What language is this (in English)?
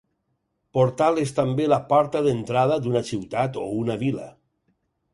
Catalan